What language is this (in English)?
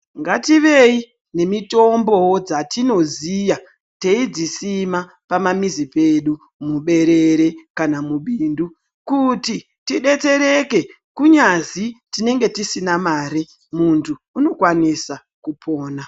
Ndau